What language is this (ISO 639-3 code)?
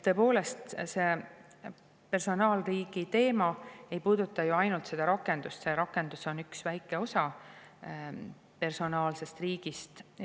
est